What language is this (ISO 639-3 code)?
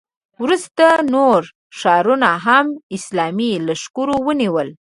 pus